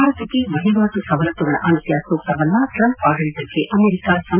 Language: Kannada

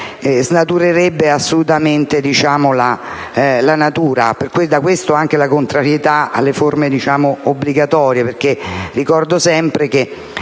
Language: Italian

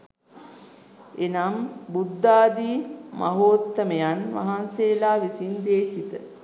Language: Sinhala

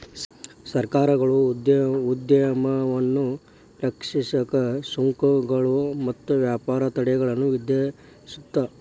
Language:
Kannada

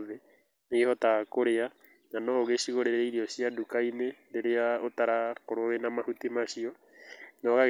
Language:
Kikuyu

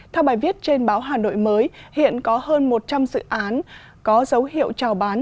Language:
Vietnamese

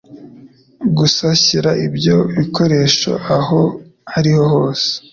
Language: Kinyarwanda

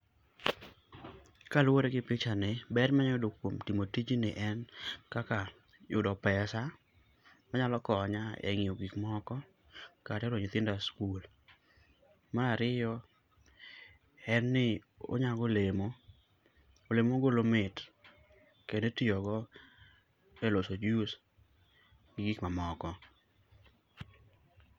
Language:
Luo (Kenya and Tanzania)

